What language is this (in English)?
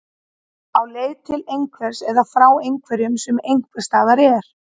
Icelandic